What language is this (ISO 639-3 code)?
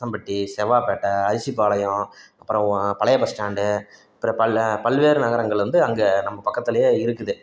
tam